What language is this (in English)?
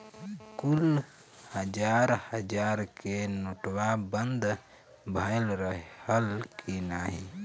Bhojpuri